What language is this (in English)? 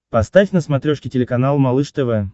Russian